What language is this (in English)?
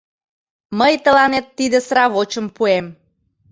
Mari